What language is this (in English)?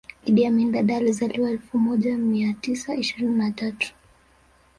Swahili